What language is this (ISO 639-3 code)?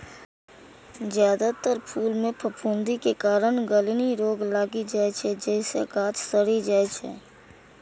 mai